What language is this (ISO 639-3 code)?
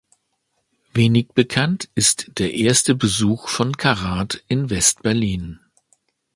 deu